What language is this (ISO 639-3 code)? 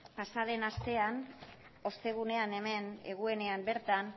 eus